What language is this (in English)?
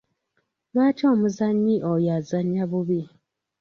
Ganda